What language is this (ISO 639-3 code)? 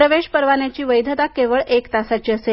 mar